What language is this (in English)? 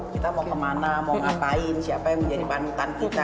Indonesian